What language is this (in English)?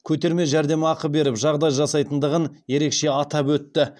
Kazakh